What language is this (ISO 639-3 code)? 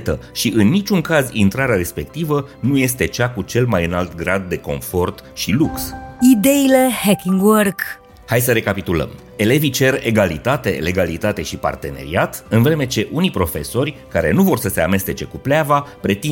ron